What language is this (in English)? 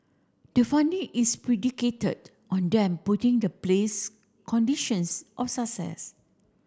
English